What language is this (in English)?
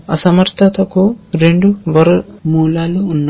Telugu